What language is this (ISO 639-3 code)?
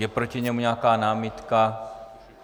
ces